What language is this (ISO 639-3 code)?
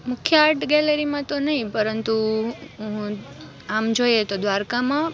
guj